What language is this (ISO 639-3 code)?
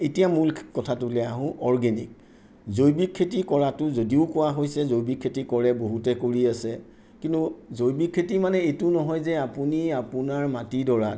asm